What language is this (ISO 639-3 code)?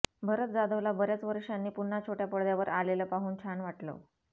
mar